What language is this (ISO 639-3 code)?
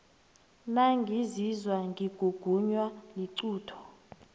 nbl